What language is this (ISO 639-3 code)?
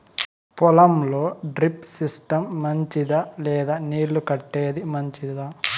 tel